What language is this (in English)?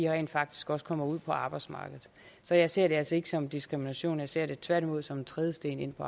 Danish